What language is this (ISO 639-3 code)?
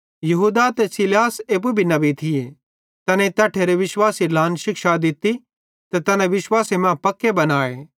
bhd